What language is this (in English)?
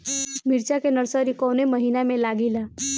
Bhojpuri